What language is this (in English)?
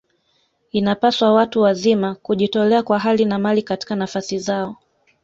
Swahili